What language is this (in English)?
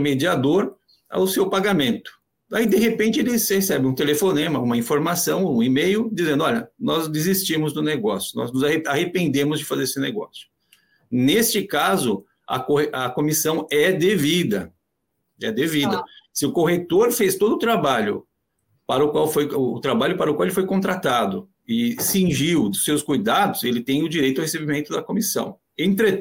Portuguese